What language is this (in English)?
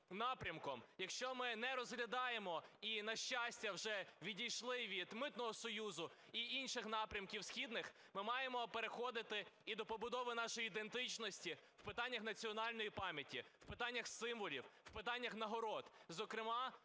Ukrainian